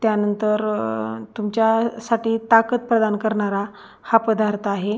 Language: Marathi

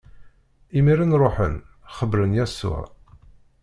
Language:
Kabyle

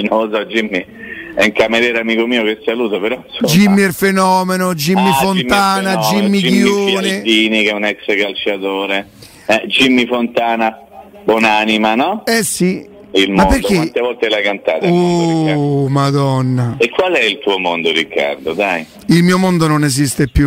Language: Italian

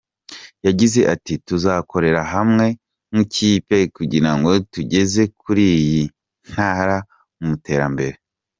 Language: Kinyarwanda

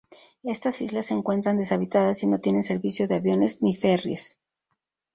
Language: Spanish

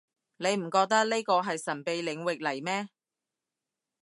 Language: Cantonese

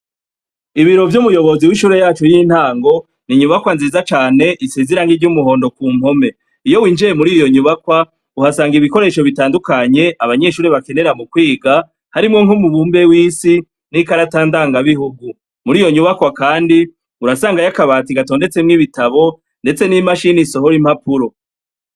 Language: Rundi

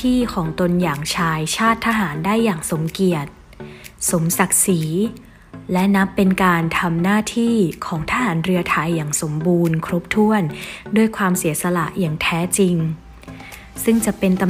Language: Thai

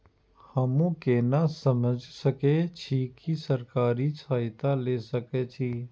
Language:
Maithili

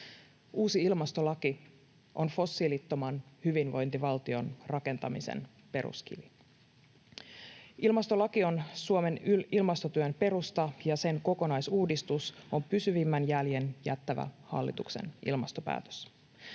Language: Finnish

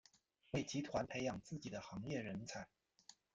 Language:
Chinese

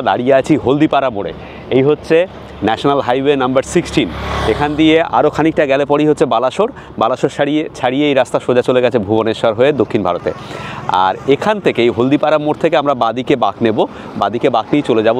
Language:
Bangla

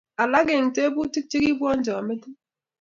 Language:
Kalenjin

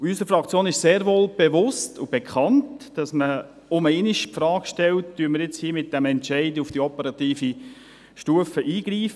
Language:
Swiss German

